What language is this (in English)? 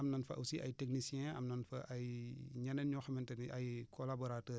Wolof